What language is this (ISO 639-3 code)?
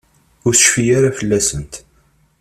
kab